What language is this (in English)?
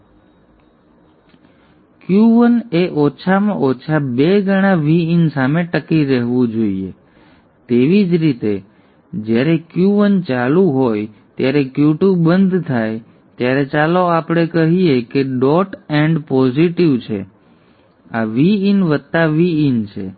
Gujarati